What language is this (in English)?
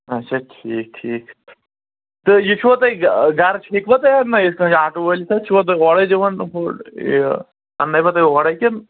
Kashmiri